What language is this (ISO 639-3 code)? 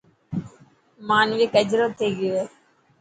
mki